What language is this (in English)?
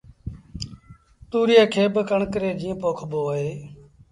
Sindhi Bhil